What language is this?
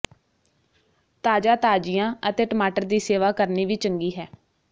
Punjabi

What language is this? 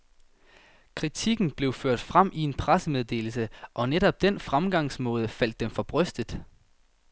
Danish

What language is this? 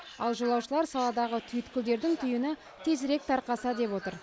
Kazakh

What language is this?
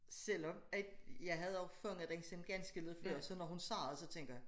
Danish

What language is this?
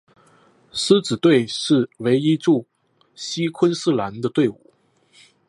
Chinese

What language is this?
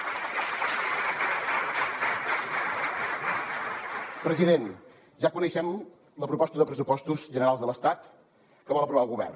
Catalan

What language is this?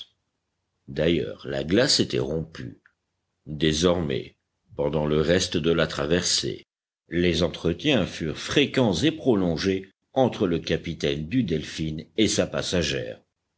French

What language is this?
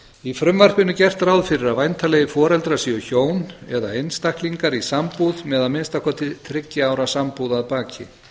Icelandic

